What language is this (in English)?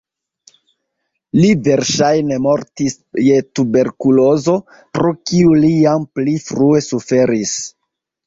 Esperanto